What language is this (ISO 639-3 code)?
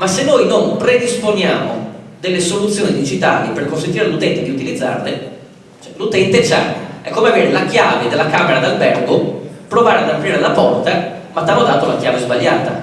ita